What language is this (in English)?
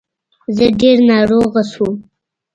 Pashto